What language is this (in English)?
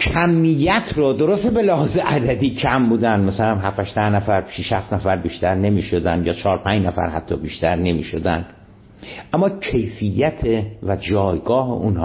Persian